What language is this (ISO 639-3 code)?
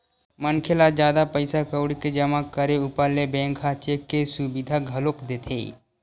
hne